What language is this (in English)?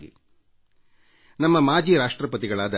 Kannada